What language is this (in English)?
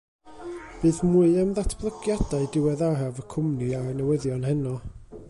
Welsh